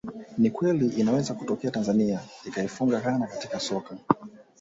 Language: Swahili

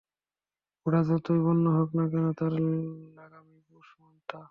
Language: Bangla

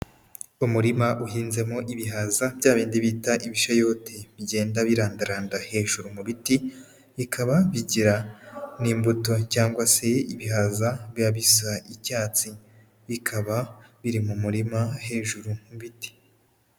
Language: Kinyarwanda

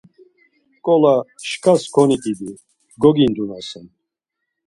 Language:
Laz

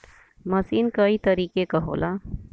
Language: Bhojpuri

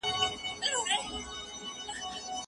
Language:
Pashto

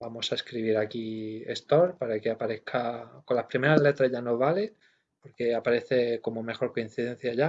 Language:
Spanish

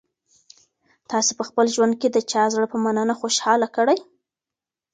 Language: Pashto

